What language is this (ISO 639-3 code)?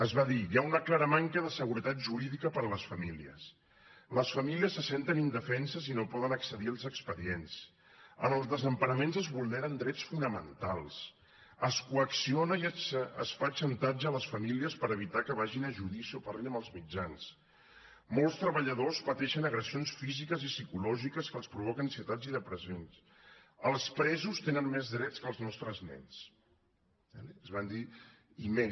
cat